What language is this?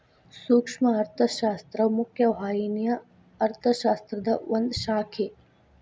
Kannada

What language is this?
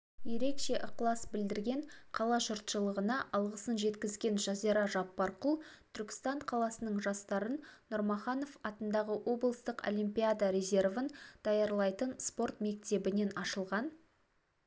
Kazakh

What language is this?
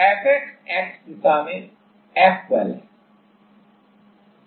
Hindi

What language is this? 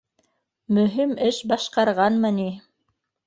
Bashkir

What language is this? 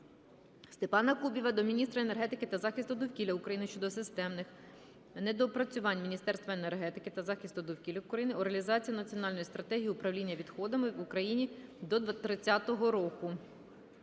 Ukrainian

